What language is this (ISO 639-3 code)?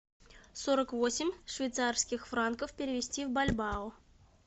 rus